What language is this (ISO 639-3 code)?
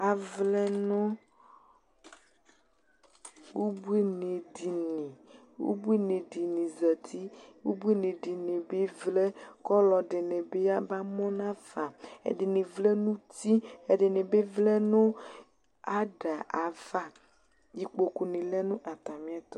kpo